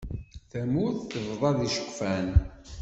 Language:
Kabyle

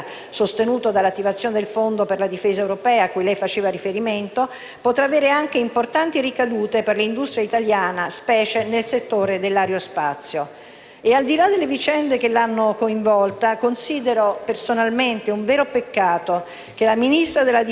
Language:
Italian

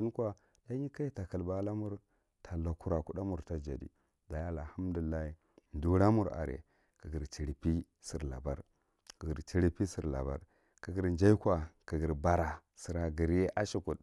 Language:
Marghi Central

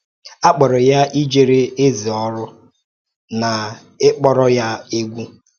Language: Igbo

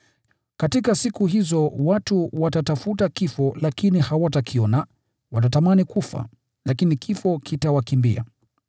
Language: Swahili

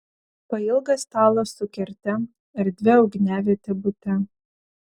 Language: Lithuanian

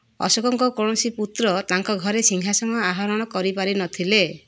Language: Odia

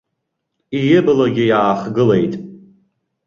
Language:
Abkhazian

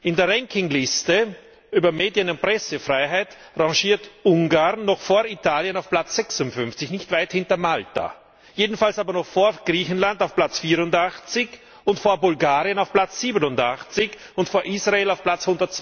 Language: German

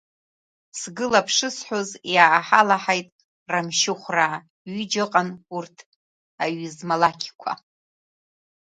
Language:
Abkhazian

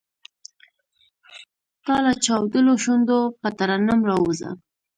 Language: Pashto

